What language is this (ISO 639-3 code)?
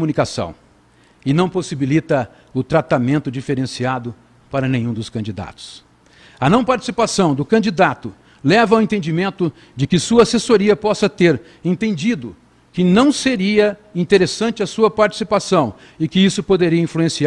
por